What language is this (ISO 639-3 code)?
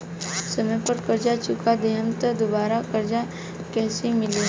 bho